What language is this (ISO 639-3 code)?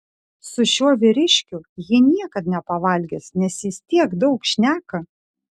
lit